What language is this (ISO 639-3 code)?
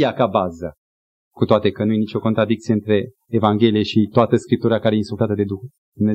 ron